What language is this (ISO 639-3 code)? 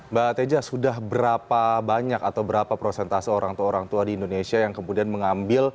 ind